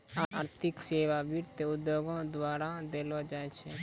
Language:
Maithili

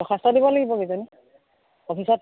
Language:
Assamese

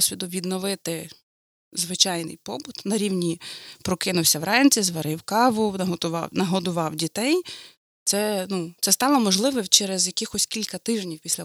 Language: Ukrainian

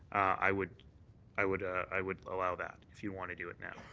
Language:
English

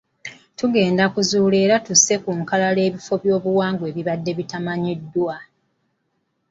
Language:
Ganda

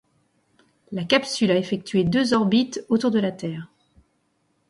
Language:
French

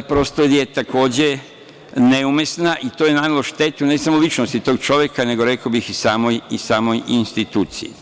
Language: Serbian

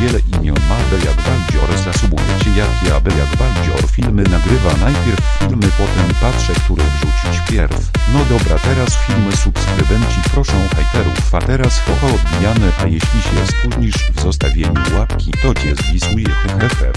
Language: Polish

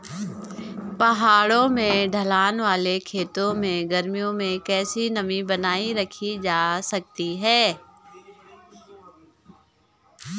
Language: Hindi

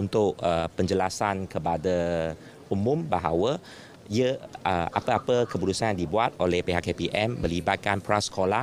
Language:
Malay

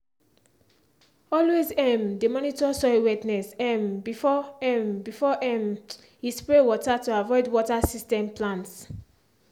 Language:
Nigerian Pidgin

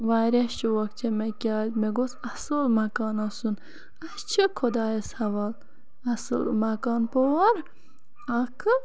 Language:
Kashmiri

